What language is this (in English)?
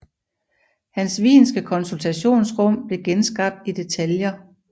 Danish